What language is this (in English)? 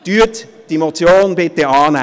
Swiss German